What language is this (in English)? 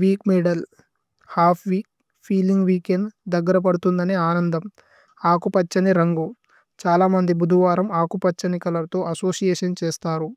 Tulu